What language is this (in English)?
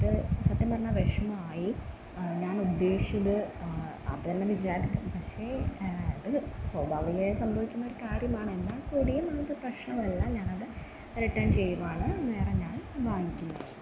Malayalam